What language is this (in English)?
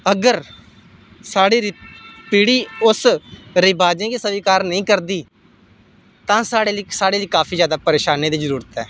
Dogri